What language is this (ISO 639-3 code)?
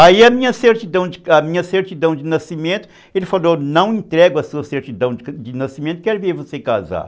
por